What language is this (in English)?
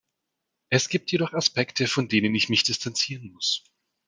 German